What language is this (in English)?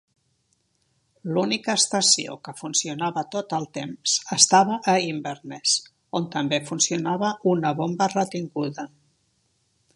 Catalan